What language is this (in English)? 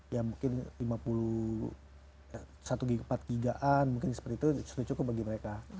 Indonesian